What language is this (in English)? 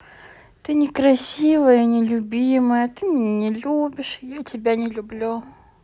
Russian